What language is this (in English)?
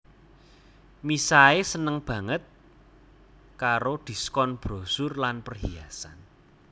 Javanese